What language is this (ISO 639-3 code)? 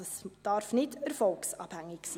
gsw